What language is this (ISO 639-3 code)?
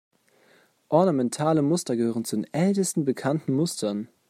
deu